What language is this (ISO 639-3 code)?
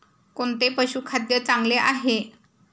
mar